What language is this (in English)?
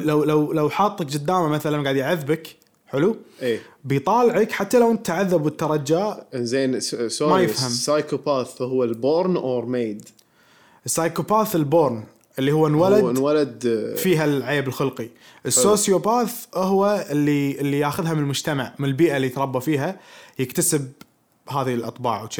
Arabic